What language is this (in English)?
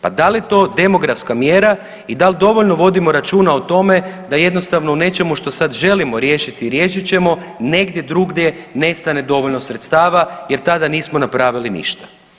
Croatian